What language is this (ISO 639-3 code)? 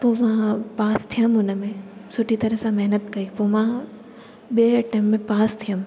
snd